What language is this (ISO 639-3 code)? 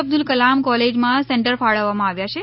guj